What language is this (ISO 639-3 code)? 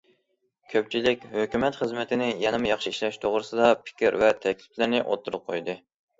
uig